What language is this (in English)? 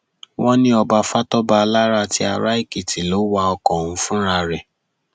Yoruba